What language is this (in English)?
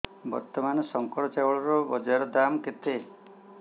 Odia